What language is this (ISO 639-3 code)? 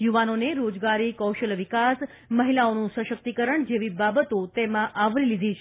guj